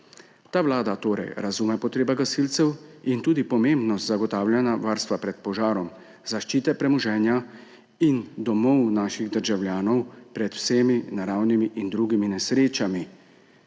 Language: Slovenian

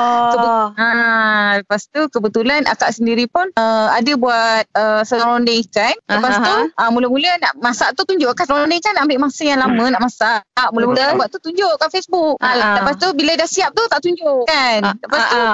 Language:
Malay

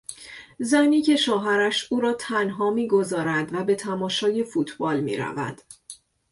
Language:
Persian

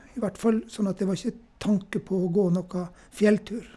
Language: Norwegian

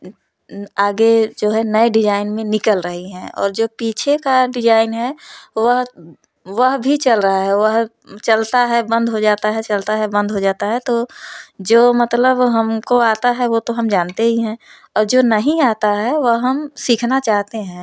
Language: Hindi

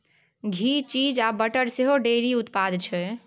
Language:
Maithili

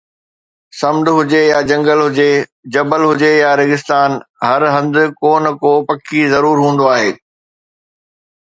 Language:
Sindhi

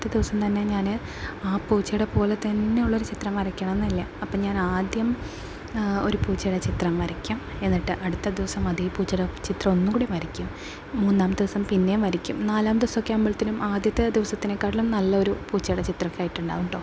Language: Malayalam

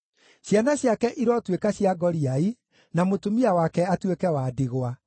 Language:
Kikuyu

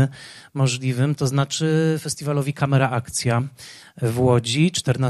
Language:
Polish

